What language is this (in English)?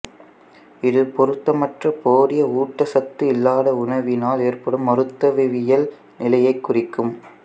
Tamil